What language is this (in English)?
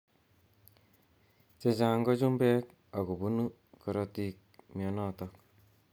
Kalenjin